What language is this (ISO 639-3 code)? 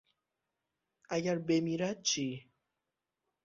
fas